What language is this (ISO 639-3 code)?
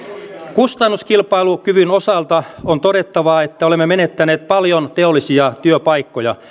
fin